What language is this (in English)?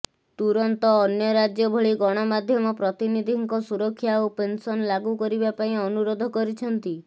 Odia